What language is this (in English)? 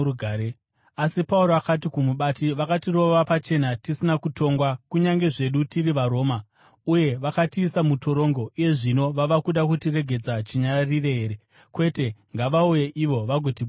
Shona